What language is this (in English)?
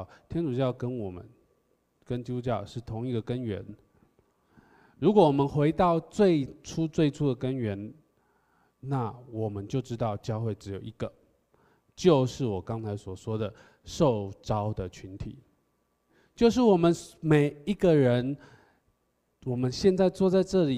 Chinese